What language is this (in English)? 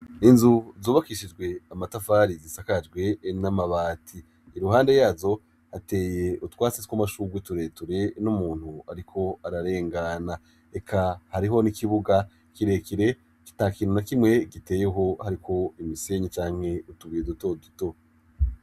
Rundi